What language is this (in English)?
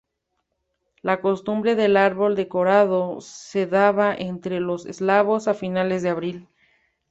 Spanish